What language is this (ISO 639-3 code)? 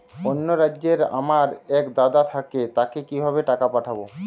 ben